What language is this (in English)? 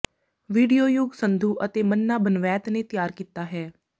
Punjabi